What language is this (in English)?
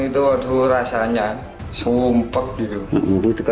Indonesian